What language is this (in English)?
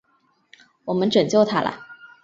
Chinese